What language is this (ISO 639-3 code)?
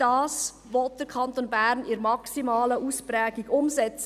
gsw